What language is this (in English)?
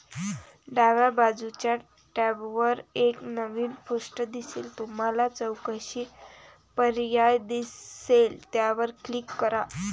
Marathi